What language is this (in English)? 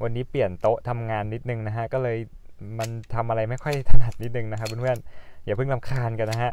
Thai